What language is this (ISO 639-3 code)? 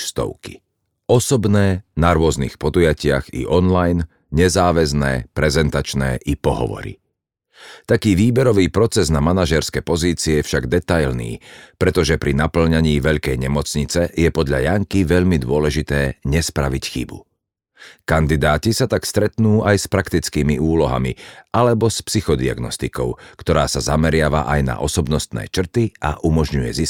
slk